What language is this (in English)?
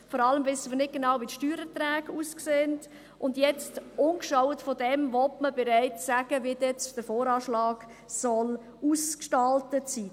Swiss German